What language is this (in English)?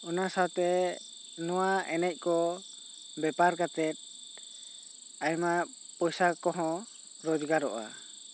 Santali